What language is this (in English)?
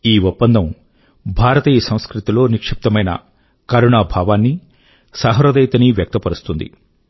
Telugu